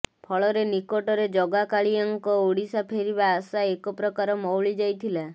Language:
Odia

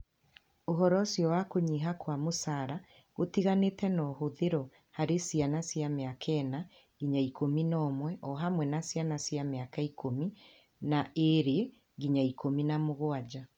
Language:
Kikuyu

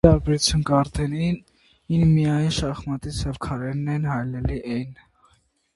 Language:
Armenian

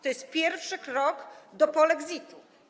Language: Polish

